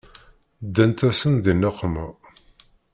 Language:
Kabyle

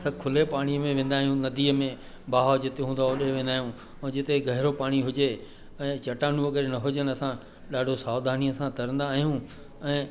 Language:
Sindhi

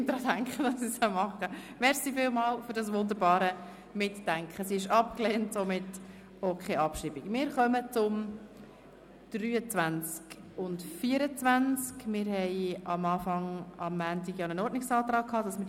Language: Swiss German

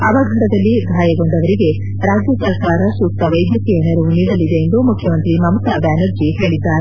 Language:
Kannada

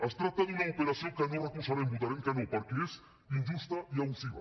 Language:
Catalan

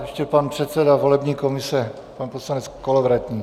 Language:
Czech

